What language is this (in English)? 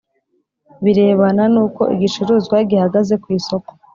Kinyarwanda